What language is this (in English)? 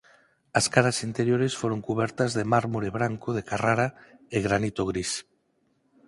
Galician